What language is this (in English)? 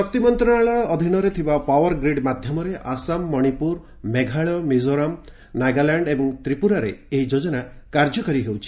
Odia